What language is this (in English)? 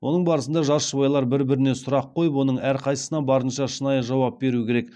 Kazakh